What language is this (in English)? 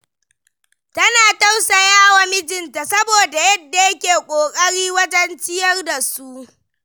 Hausa